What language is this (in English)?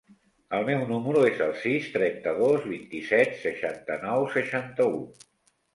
Catalan